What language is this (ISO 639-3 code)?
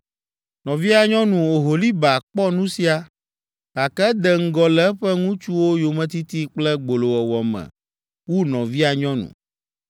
ewe